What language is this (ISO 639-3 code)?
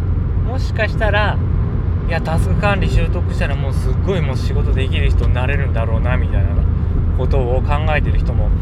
jpn